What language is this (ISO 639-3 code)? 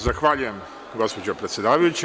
srp